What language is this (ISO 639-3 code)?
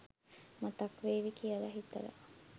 sin